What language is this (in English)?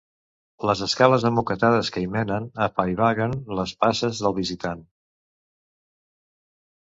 Catalan